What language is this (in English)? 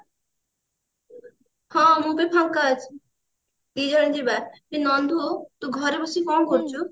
Odia